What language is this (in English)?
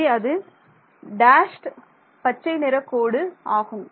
Tamil